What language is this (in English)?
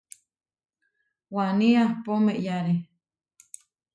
Huarijio